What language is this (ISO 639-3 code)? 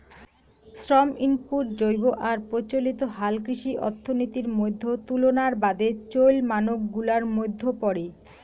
ben